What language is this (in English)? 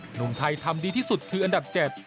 Thai